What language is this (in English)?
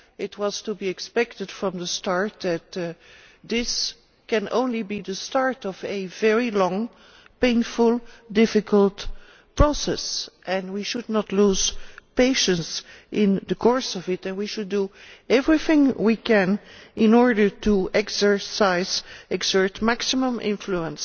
English